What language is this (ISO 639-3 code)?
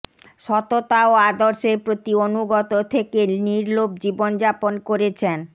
ben